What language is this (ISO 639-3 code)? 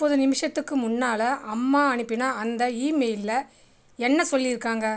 tam